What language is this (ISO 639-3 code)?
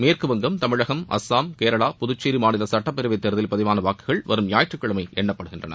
tam